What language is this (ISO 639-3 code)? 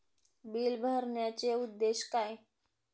mar